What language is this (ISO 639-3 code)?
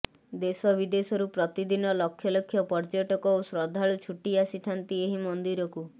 ori